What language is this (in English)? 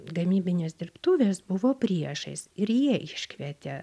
Lithuanian